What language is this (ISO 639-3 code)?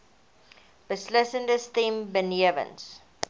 afr